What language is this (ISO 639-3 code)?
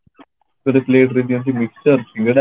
ori